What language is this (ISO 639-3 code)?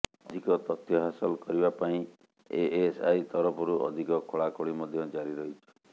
ori